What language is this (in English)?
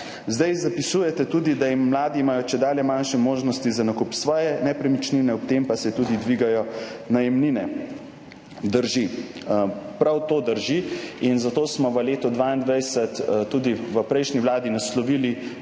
Slovenian